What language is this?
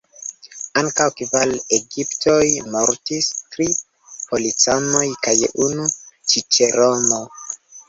Esperanto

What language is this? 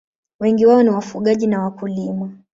Swahili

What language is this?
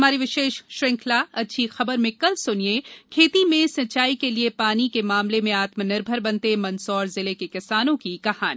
Hindi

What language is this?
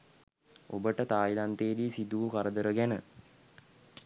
Sinhala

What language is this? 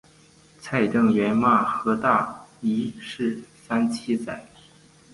Chinese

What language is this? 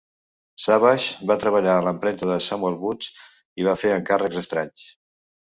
Catalan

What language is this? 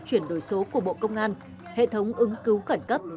Vietnamese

